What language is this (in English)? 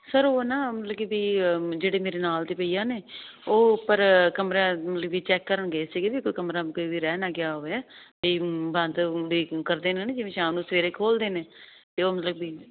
Punjabi